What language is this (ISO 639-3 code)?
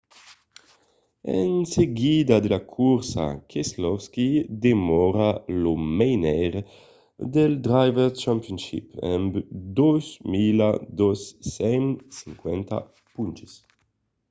oci